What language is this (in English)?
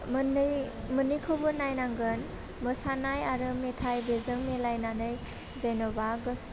Bodo